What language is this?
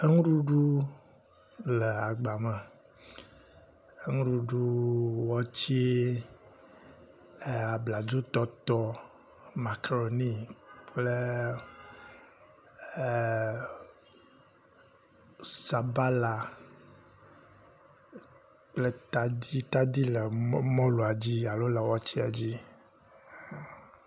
Ewe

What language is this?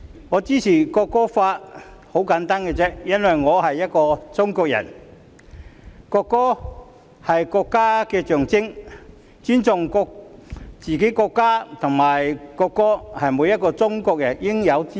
Cantonese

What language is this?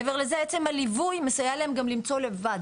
Hebrew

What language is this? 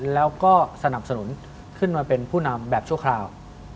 Thai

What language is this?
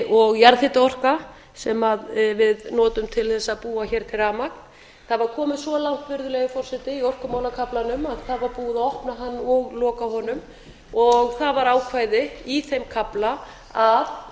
Icelandic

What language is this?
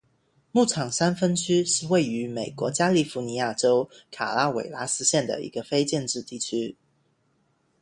Chinese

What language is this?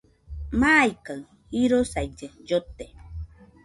Nüpode Huitoto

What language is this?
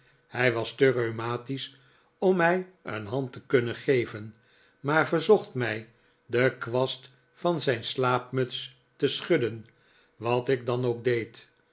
Dutch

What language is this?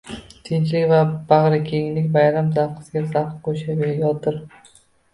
Uzbek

